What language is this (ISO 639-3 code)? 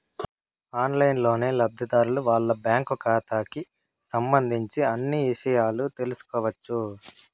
tel